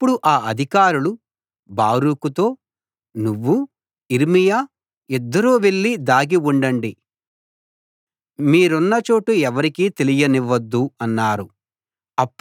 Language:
Telugu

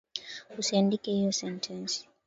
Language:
Swahili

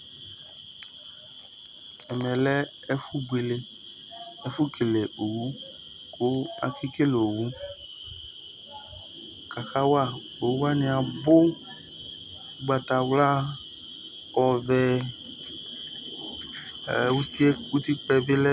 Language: Ikposo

